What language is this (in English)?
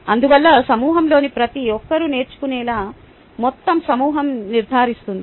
Telugu